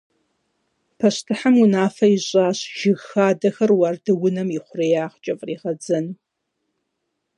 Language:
Kabardian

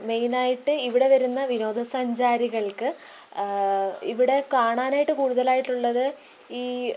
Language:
Malayalam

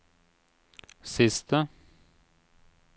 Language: Norwegian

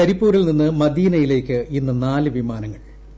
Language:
Malayalam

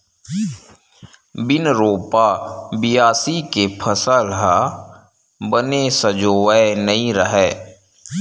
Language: Chhattisgarhi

